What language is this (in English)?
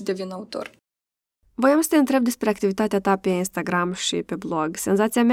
Romanian